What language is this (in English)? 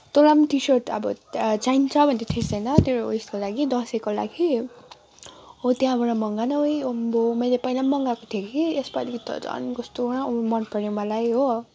Nepali